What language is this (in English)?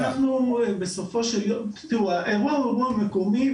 Hebrew